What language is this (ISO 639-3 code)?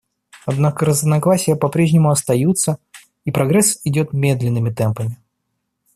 rus